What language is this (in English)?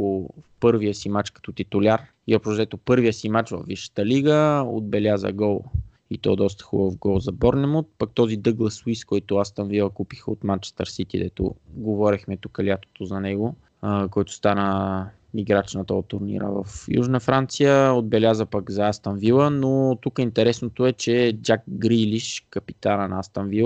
Bulgarian